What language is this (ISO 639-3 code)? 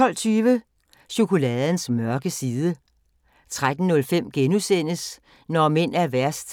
dan